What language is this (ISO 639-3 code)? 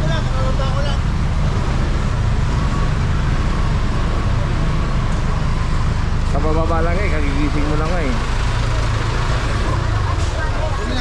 fil